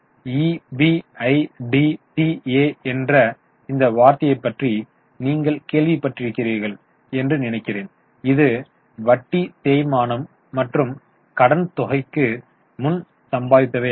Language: Tamil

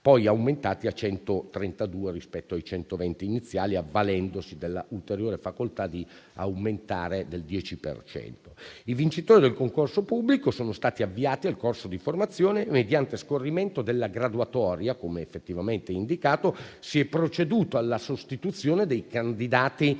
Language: Italian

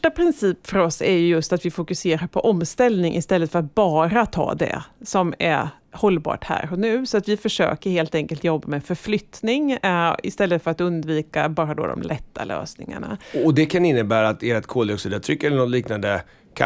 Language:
Swedish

